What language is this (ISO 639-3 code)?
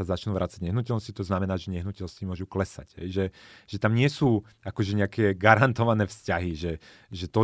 slk